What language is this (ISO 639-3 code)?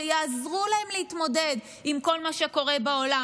heb